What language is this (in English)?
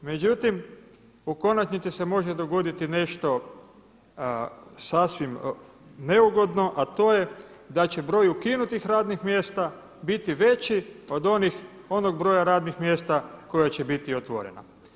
Croatian